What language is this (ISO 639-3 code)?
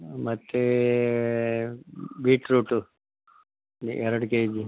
kan